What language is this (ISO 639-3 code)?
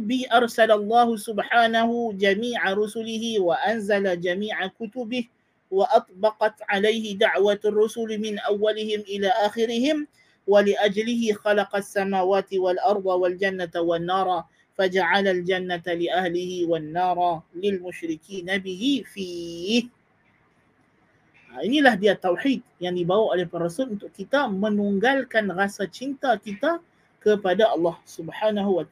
msa